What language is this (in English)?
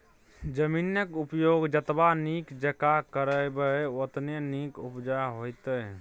Maithili